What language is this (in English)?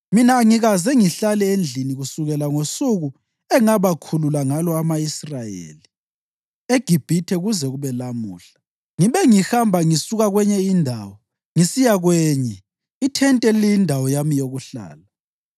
North Ndebele